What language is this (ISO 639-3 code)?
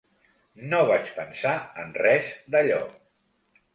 cat